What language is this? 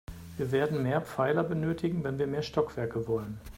German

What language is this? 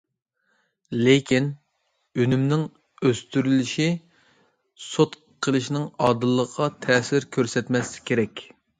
Uyghur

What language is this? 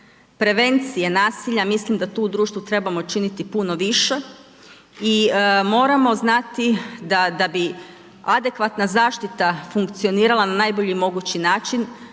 Croatian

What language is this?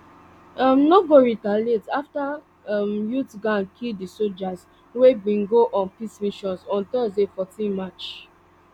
Nigerian Pidgin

